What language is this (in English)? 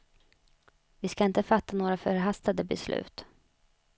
Swedish